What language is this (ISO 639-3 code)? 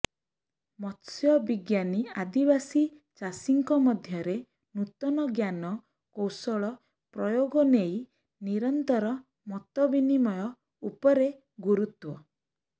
ori